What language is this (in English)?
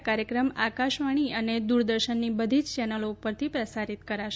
Gujarati